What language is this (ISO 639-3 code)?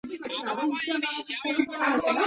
zho